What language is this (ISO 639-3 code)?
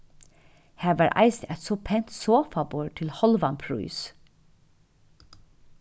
fao